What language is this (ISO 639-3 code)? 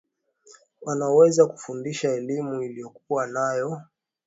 swa